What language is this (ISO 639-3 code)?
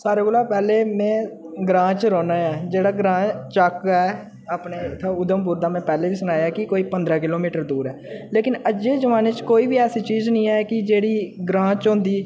doi